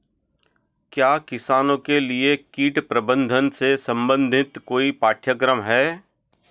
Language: Hindi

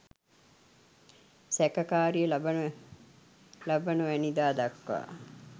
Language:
Sinhala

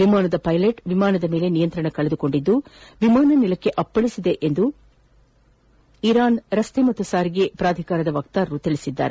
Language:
Kannada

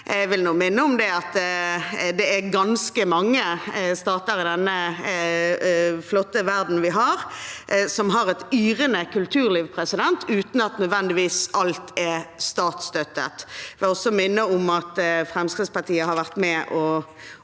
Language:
Norwegian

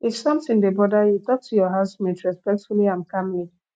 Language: Nigerian Pidgin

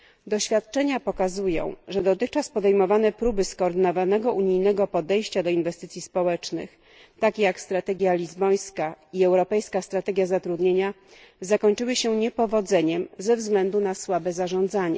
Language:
Polish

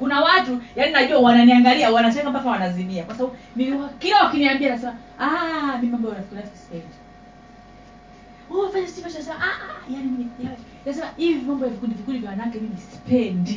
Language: Swahili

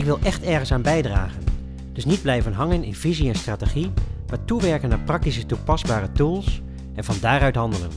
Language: Dutch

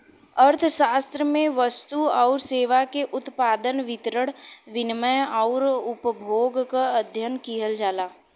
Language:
Bhojpuri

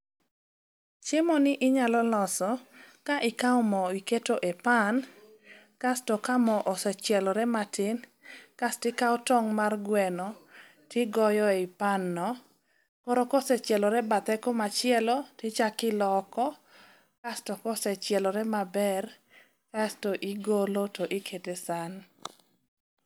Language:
Luo (Kenya and Tanzania)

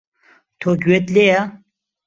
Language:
Central Kurdish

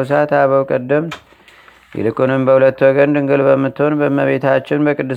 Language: Amharic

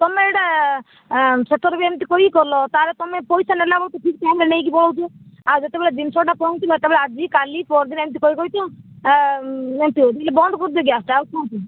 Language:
Odia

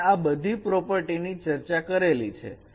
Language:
Gujarati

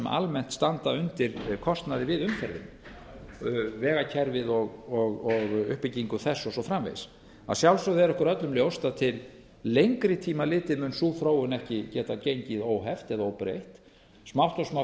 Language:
Icelandic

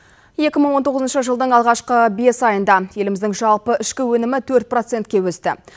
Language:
Kazakh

